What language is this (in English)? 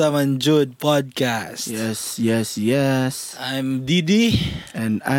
Filipino